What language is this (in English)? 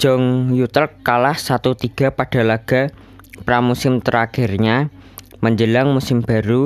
Indonesian